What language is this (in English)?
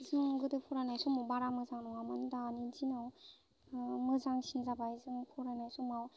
Bodo